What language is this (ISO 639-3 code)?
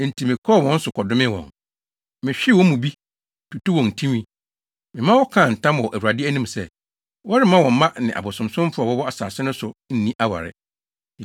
aka